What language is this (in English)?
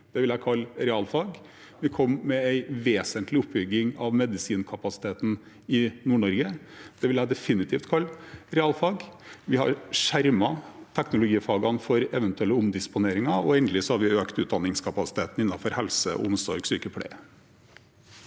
Norwegian